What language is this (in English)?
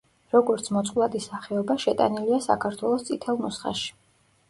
Georgian